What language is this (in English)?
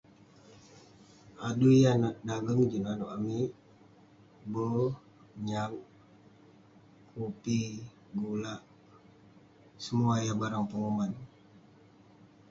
Western Penan